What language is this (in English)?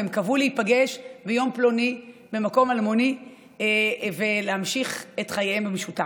Hebrew